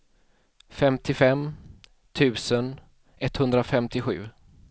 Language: Swedish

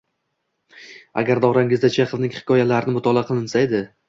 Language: Uzbek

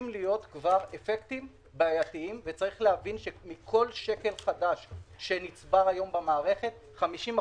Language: Hebrew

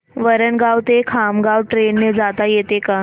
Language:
Marathi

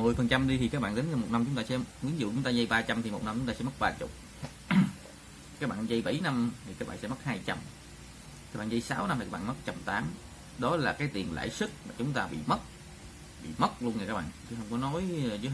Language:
Vietnamese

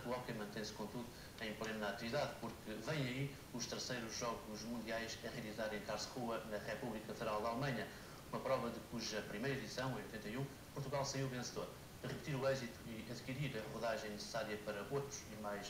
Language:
Portuguese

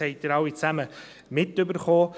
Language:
Swiss German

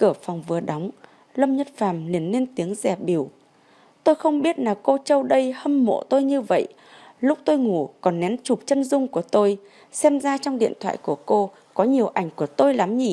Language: Vietnamese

